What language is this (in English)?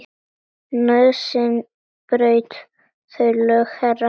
Icelandic